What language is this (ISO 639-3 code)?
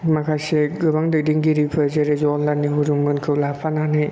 brx